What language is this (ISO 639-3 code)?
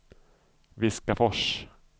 swe